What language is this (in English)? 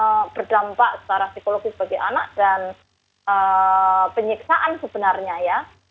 Indonesian